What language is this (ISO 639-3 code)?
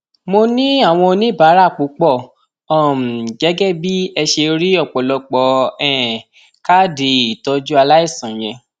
yor